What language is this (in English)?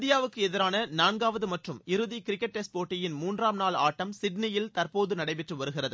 Tamil